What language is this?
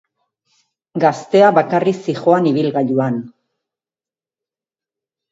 Basque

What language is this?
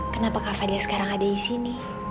Indonesian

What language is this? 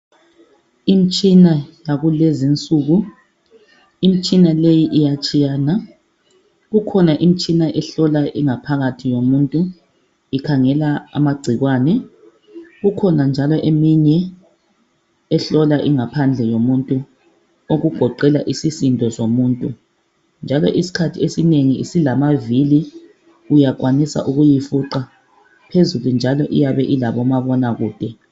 North Ndebele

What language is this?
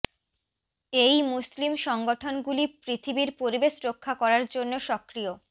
Bangla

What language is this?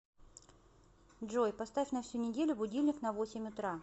Russian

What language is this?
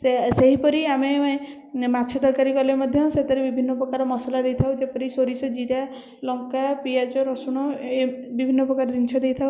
Odia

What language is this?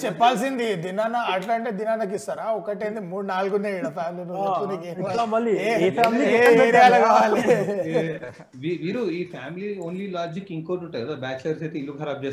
Telugu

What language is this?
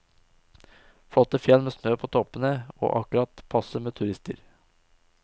Norwegian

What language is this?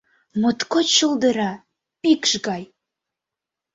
Mari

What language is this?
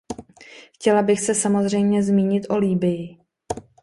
Czech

